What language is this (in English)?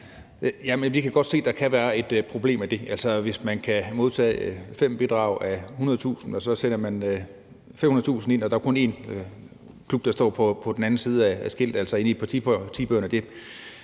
Danish